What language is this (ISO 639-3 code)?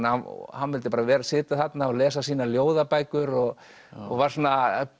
isl